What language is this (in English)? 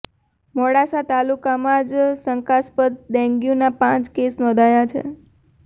Gujarati